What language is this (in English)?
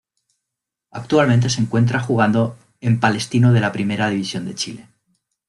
Spanish